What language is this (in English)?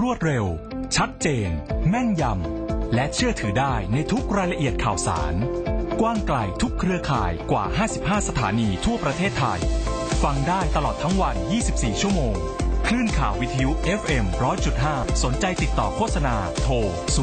Thai